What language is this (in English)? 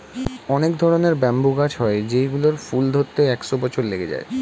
Bangla